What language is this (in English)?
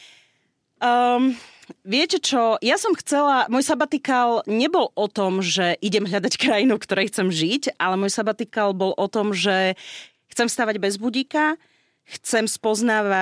Slovak